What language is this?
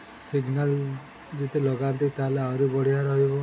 Odia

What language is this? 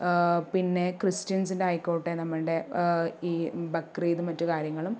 Malayalam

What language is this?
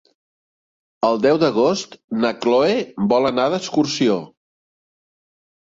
Catalan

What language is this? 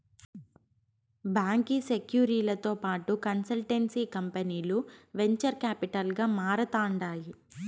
Telugu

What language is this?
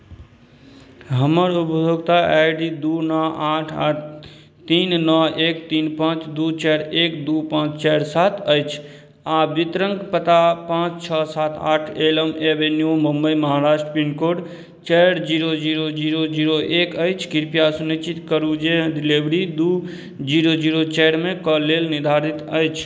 Maithili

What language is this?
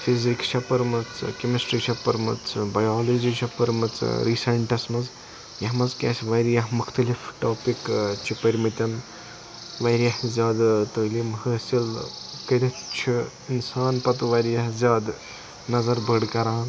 Kashmiri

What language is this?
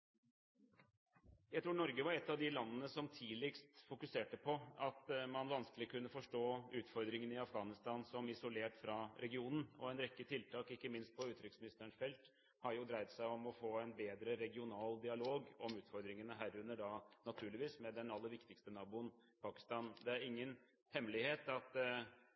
Norwegian Bokmål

